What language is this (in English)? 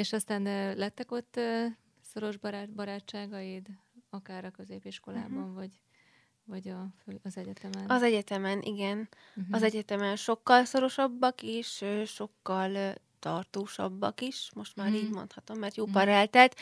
Hungarian